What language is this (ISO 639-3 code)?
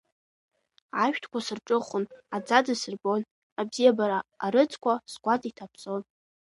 abk